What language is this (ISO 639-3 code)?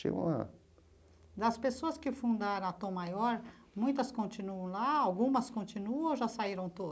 por